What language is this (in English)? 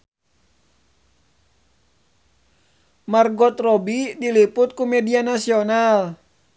Sundanese